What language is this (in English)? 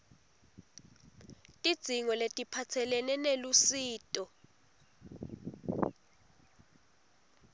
Swati